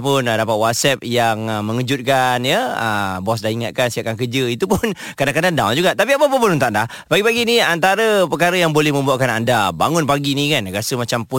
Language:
Malay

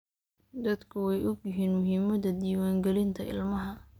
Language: Somali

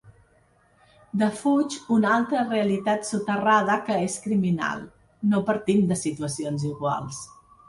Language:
Catalan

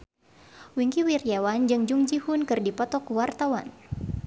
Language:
Sundanese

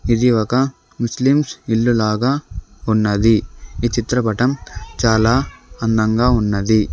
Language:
Telugu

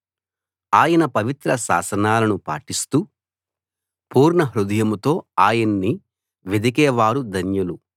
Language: Telugu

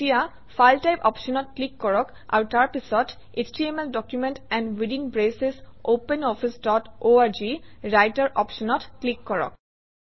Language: Assamese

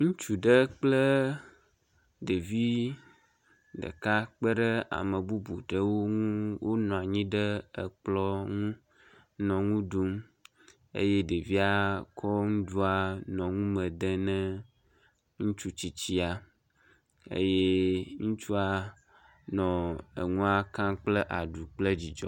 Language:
Ewe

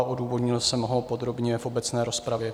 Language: Czech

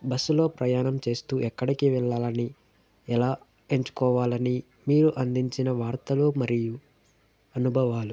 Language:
Telugu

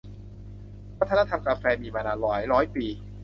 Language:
Thai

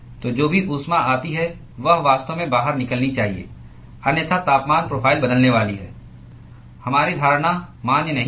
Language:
Hindi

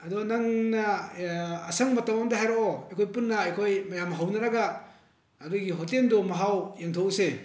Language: Manipuri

